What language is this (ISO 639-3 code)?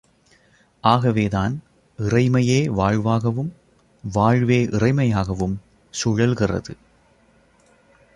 tam